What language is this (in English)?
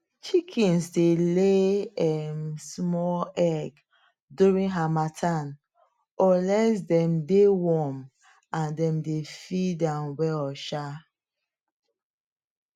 Nigerian Pidgin